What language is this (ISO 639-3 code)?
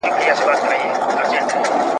pus